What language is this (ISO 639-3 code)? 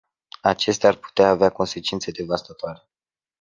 ron